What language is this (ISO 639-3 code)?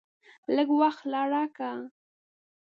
pus